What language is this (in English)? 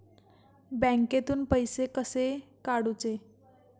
Marathi